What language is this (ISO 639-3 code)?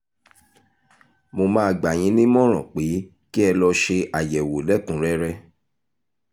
yor